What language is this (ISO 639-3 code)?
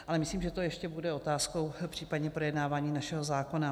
ces